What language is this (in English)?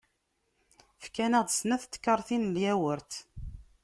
Kabyle